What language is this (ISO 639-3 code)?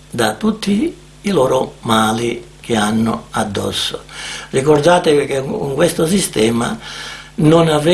ita